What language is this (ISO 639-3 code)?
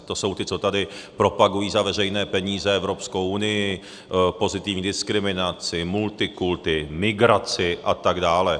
ces